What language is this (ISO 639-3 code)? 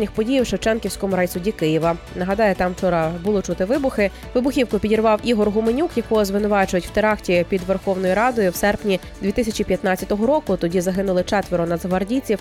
ukr